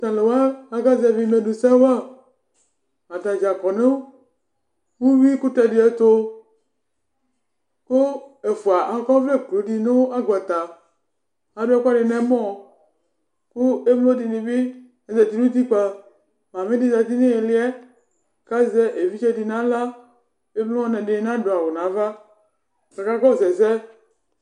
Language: Ikposo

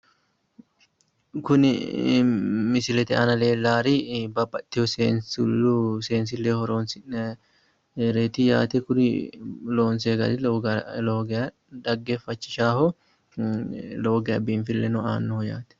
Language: Sidamo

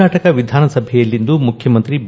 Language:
Kannada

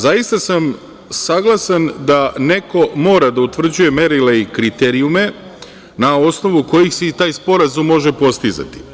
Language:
Serbian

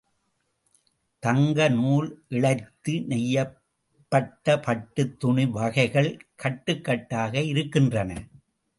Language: Tamil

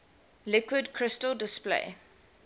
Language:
English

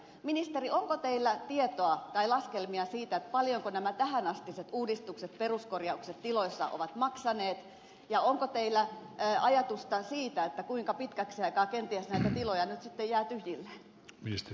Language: Finnish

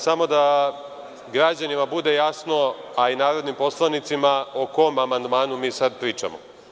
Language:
Serbian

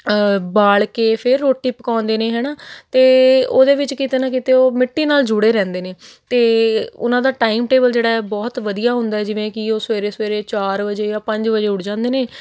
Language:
Punjabi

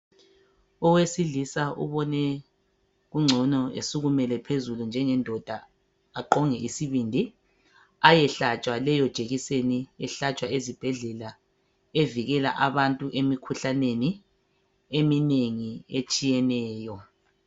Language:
North Ndebele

